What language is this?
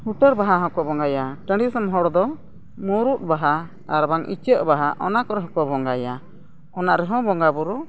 Santali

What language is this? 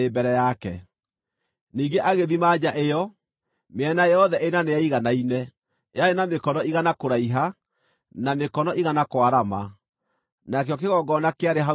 Kikuyu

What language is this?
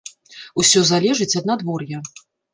Belarusian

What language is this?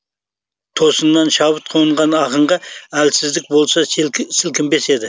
Kazakh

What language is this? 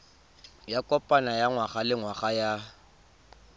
Tswana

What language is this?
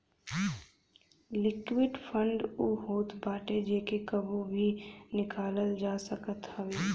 Bhojpuri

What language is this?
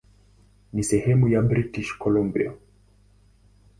Swahili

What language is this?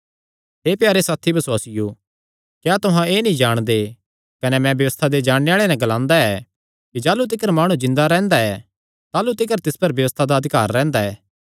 Kangri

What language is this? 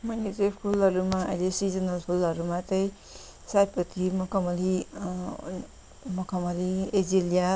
Nepali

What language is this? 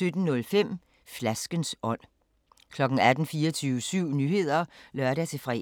Danish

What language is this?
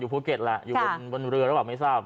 Thai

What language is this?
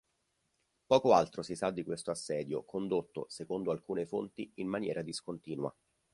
Italian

